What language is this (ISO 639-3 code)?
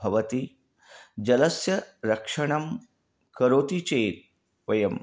san